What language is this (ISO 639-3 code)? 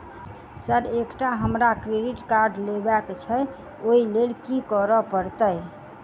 mai